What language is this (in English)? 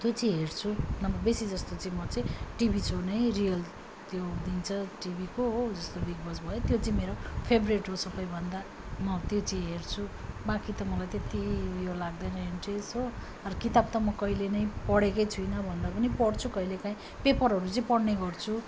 Nepali